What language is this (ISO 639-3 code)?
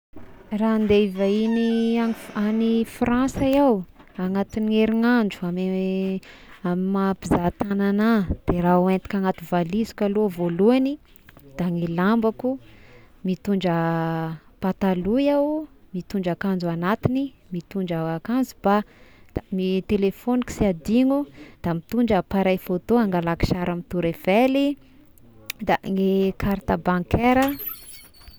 tkg